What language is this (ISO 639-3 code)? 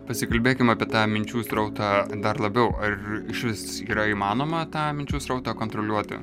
lit